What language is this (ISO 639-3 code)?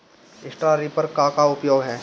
bho